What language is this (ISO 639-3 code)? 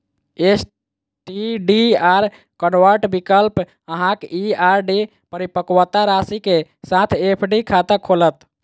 mai